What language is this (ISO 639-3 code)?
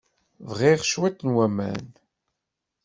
kab